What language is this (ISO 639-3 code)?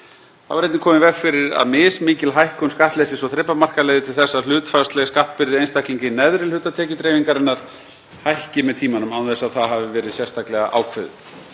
isl